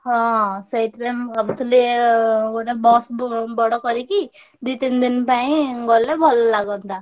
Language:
Odia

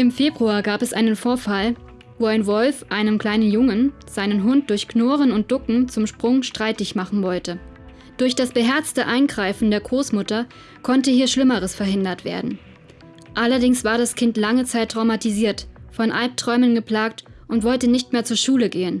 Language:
German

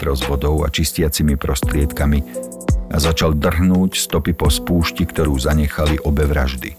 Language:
Slovak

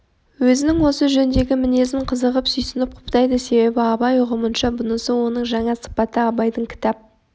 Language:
Kazakh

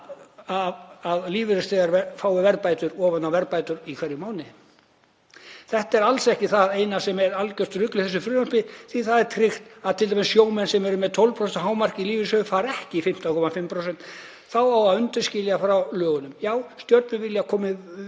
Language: Icelandic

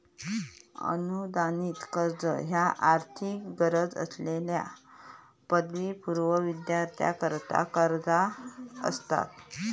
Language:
Marathi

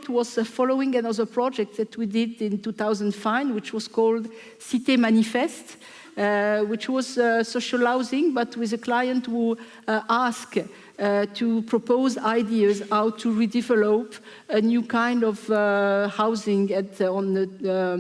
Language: English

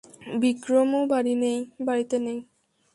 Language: Bangla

